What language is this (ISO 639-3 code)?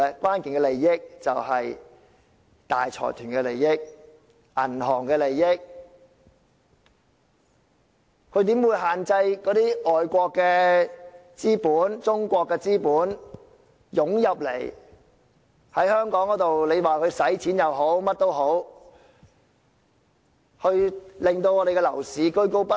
yue